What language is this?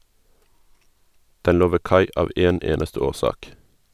Norwegian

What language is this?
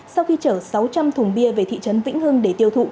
Vietnamese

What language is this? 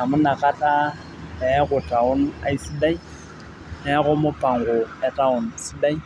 Masai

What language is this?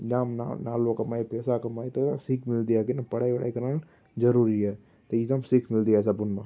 Sindhi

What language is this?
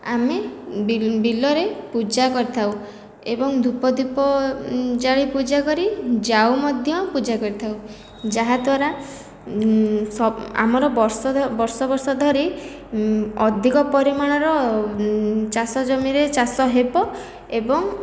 Odia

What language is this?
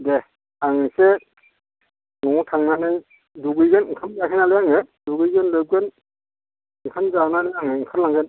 Bodo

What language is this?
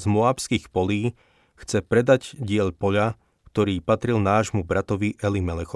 Slovak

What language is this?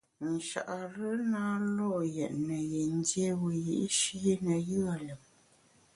Bamun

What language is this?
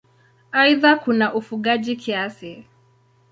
Swahili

